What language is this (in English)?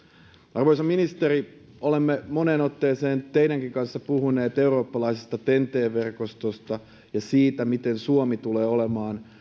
Finnish